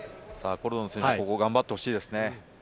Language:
Japanese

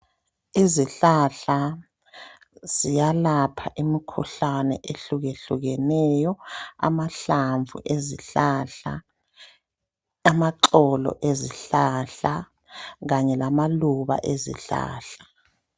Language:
North Ndebele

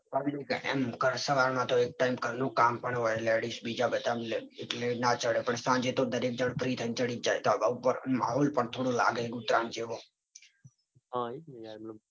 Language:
Gujarati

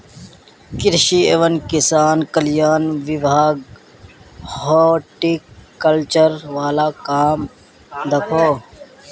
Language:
Magahi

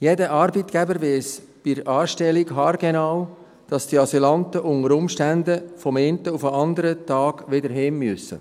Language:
Swiss German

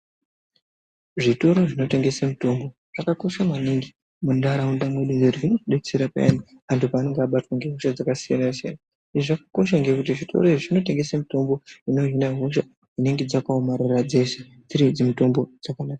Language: Ndau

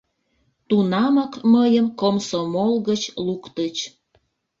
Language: Mari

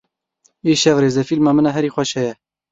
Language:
Kurdish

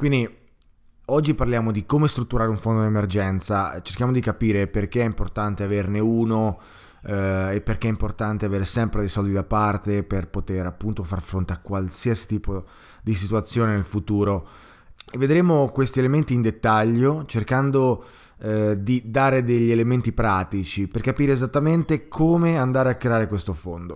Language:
Italian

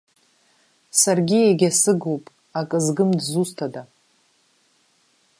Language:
Abkhazian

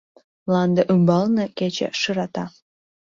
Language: Mari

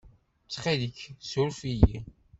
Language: Kabyle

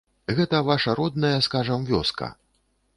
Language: Belarusian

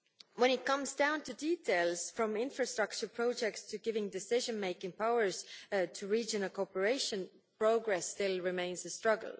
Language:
English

